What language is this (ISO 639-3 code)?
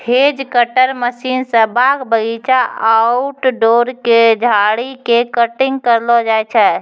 mai